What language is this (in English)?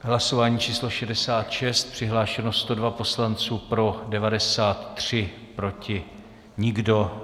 Czech